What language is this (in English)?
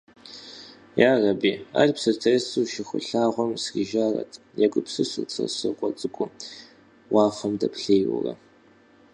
Kabardian